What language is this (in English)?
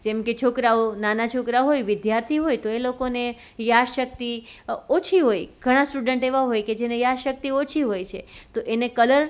Gujarati